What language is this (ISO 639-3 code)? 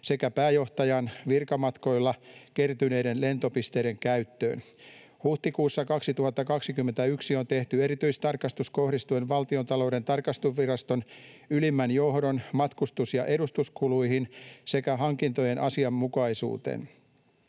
fin